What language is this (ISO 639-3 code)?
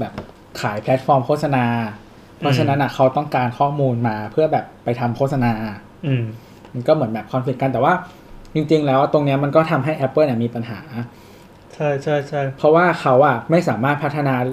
tha